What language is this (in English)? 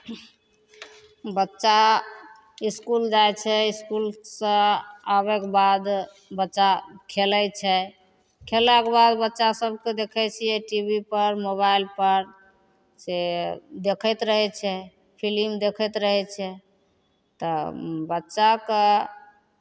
Maithili